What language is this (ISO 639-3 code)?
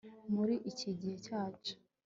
kin